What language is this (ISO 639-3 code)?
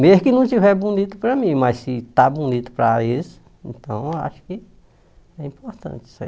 por